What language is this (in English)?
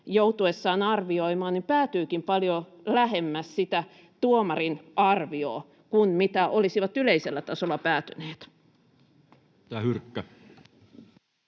Finnish